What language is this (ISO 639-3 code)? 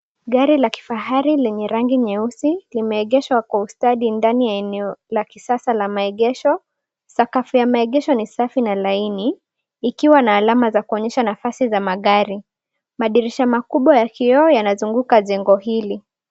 swa